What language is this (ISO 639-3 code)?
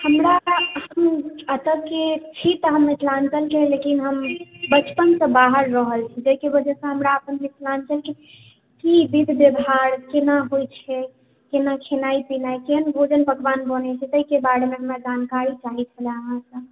mai